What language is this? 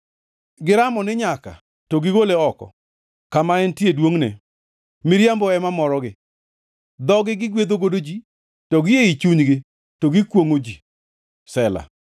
Luo (Kenya and Tanzania)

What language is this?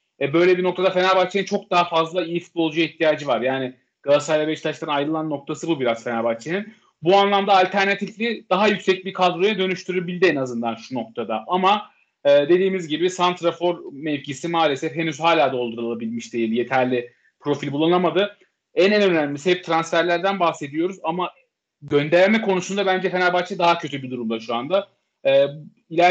Turkish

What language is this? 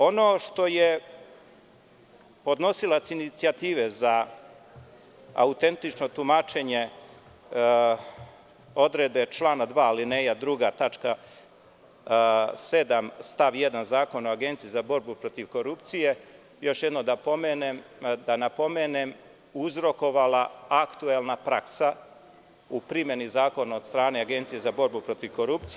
Serbian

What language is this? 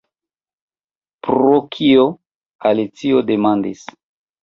Esperanto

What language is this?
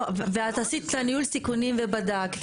Hebrew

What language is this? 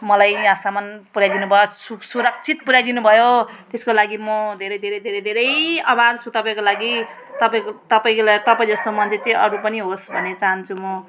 Nepali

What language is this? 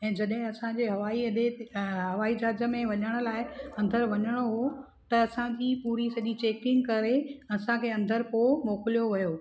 Sindhi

